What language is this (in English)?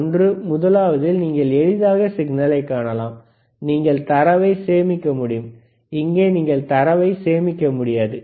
Tamil